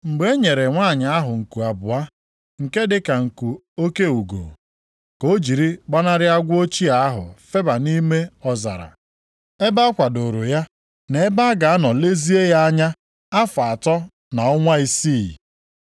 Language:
Igbo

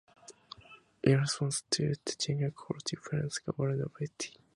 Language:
English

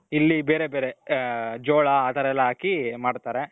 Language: Kannada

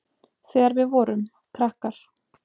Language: Icelandic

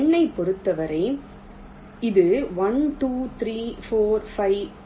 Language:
Tamil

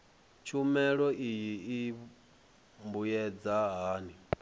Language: Venda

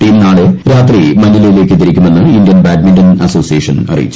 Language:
Malayalam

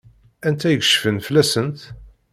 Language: Kabyle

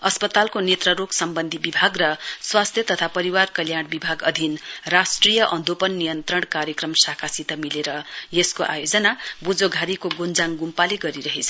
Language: Nepali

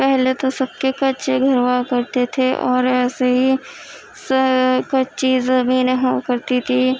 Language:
Urdu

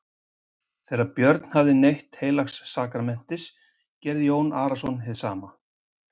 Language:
Icelandic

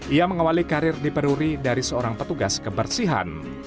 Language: Indonesian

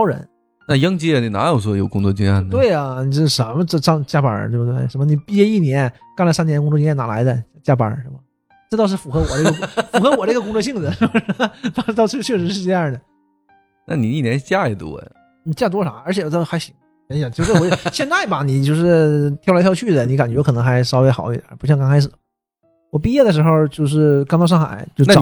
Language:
Chinese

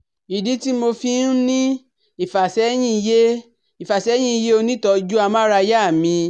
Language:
Yoruba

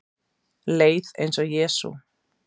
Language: Icelandic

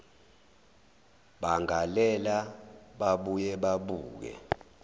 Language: Zulu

